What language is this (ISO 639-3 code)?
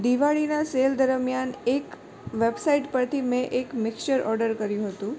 guj